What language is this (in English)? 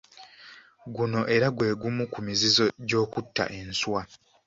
Ganda